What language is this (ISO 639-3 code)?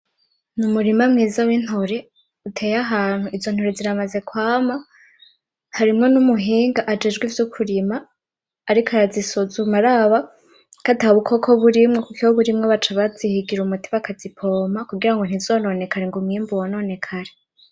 run